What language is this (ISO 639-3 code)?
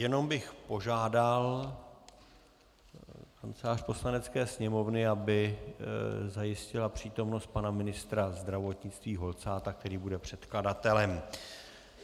ces